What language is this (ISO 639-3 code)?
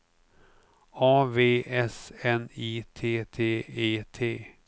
swe